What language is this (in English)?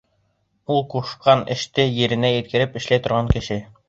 Bashkir